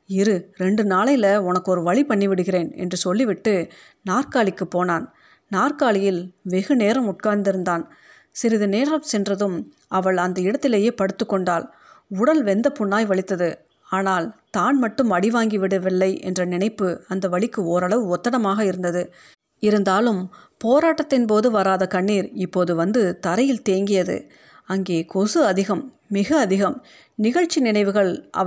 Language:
Tamil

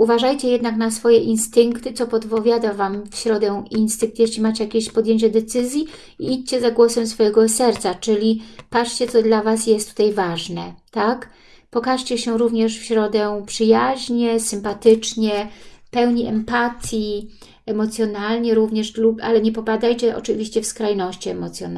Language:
Polish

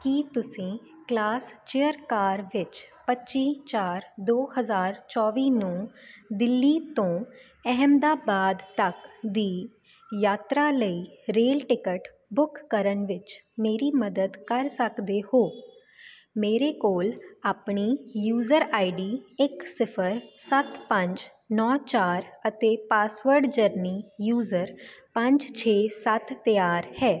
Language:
Punjabi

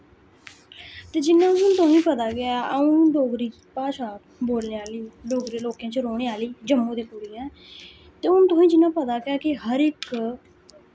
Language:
Dogri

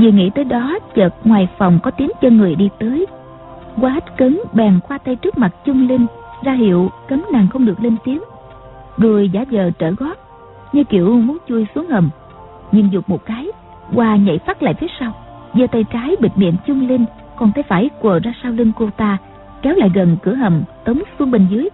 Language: Vietnamese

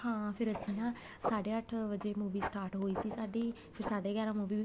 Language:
Punjabi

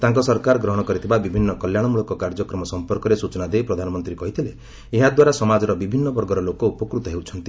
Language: Odia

